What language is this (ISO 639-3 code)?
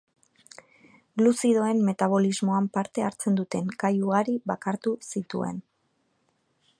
eus